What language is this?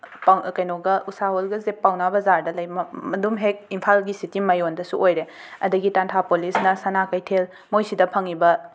Manipuri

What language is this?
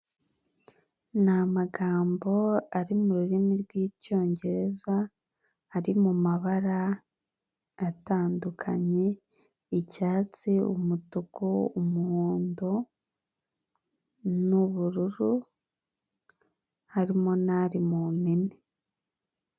Kinyarwanda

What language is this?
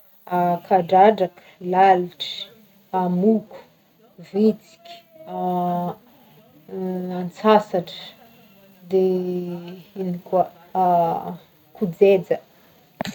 Northern Betsimisaraka Malagasy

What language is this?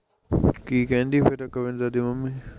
Punjabi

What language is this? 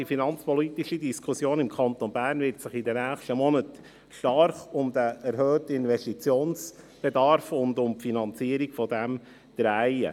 Swiss German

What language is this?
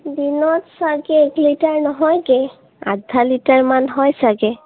Assamese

